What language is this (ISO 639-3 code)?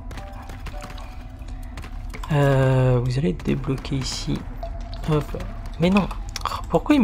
fra